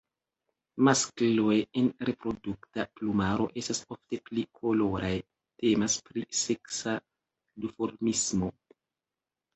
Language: Esperanto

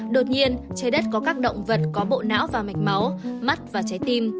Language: Vietnamese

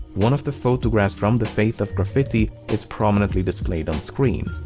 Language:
English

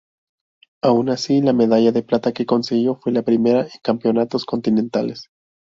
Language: Spanish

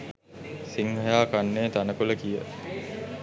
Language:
Sinhala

